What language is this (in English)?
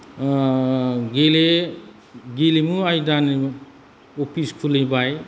Bodo